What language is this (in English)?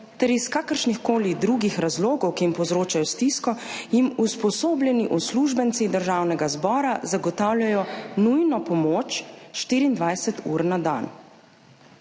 Slovenian